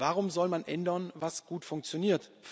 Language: German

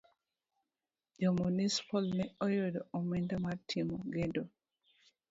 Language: Luo (Kenya and Tanzania)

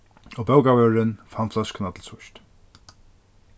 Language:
Faroese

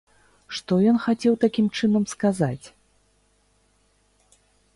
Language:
Belarusian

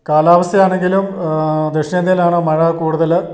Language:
Malayalam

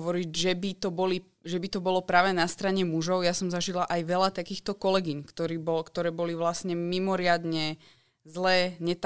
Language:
Slovak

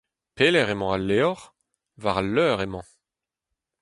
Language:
Breton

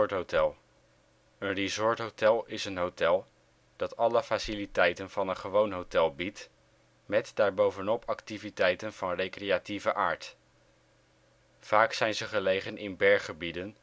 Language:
Dutch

